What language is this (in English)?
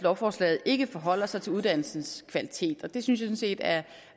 Danish